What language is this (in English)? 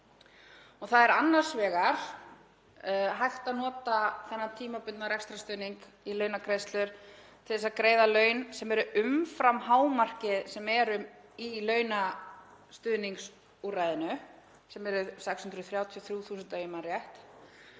Icelandic